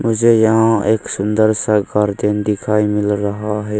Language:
Hindi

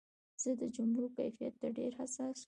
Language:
Pashto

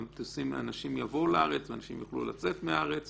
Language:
Hebrew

